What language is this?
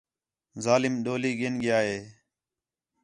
Khetrani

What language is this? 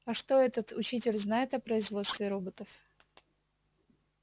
Russian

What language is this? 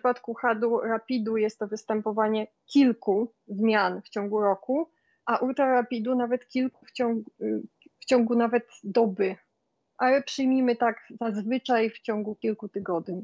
Polish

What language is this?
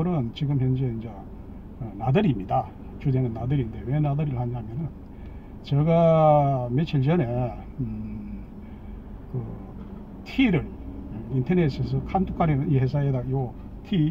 Korean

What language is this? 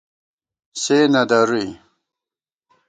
Gawar-Bati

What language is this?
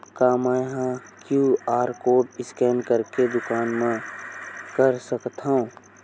Chhattisgarhi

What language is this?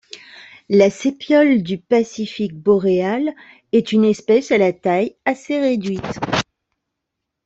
French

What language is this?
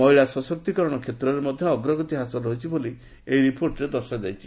Odia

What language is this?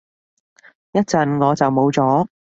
Cantonese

